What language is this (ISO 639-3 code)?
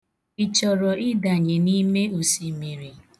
ibo